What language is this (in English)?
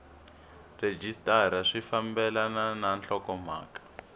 Tsonga